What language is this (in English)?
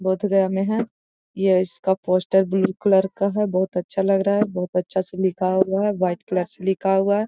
Magahi